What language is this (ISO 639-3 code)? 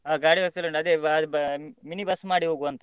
kan